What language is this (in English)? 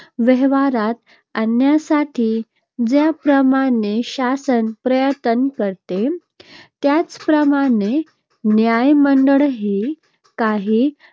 Marathi